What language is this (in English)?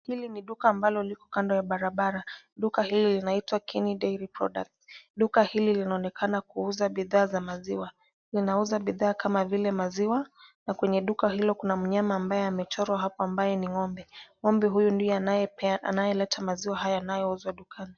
Swahili